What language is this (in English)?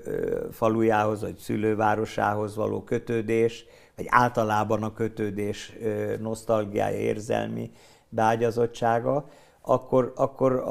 Hungarian